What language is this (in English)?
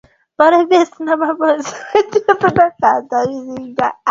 Swahili